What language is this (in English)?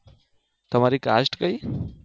Gujarati